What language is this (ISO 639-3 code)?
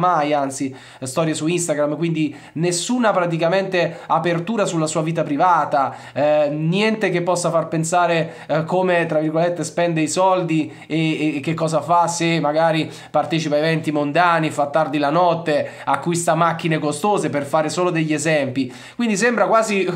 ita